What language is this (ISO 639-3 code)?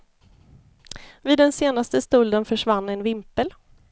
swe